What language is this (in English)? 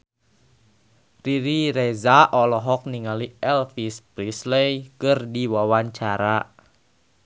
Sundanese